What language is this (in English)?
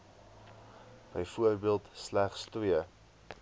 Afrikaans